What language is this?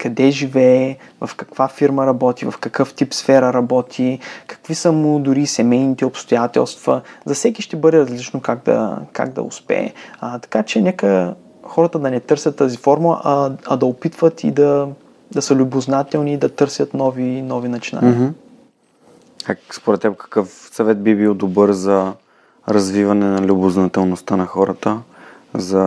Bulgarian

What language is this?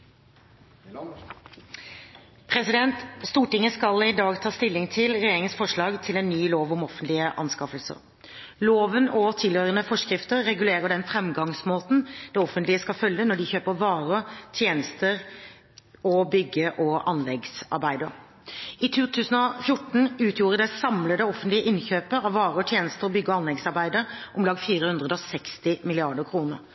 Norwegian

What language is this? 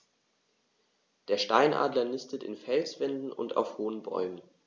German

